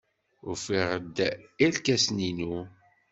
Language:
Kabyle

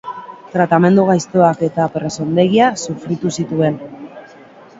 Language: Basque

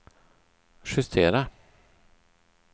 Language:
Swedish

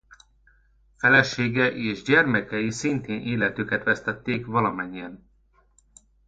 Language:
Hungarian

